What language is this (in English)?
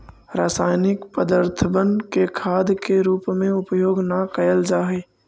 Magahi